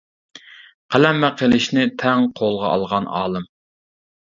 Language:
Uyghur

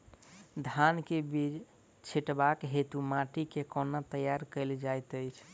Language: Maithili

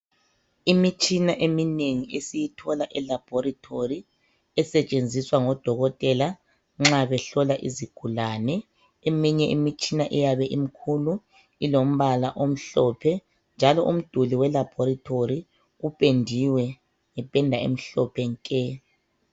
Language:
North Ndebele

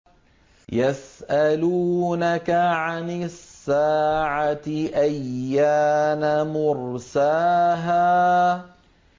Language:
Arabic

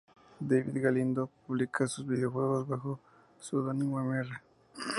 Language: Spanish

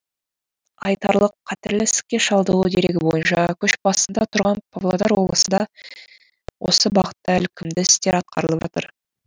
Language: Kazakh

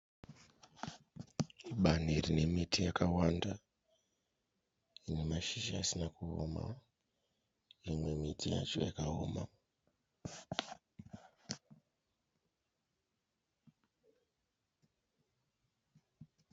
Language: Shona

